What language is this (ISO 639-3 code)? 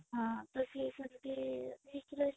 ori